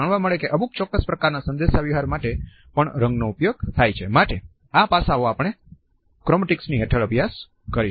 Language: Gujarati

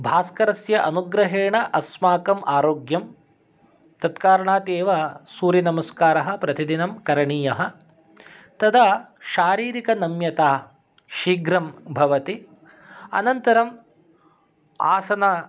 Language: Sanskrit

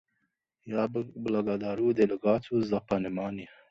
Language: Russian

